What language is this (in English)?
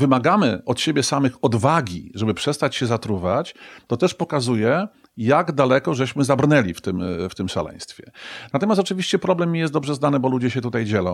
Polish